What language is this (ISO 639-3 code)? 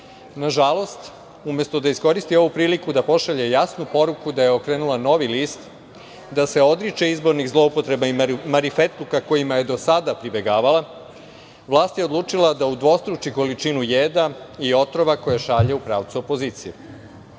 srp